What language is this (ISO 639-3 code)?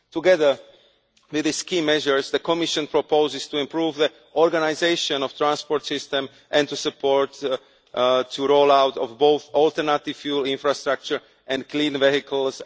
eng